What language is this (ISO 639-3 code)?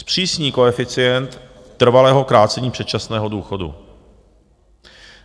ces